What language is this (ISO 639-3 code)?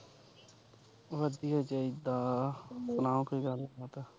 pan